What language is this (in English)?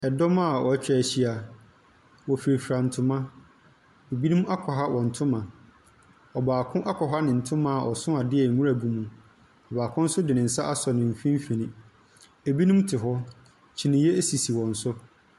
Akan